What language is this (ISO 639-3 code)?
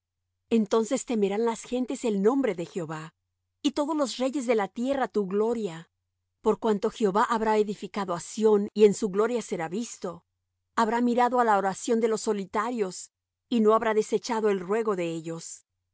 spa